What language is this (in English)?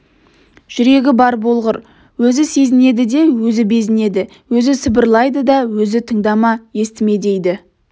Kazakh